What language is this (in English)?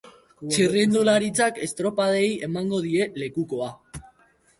Basque